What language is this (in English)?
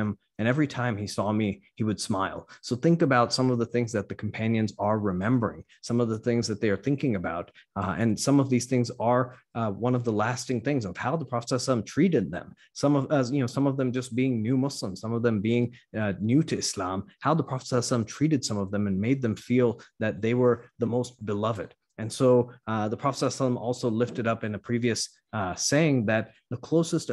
English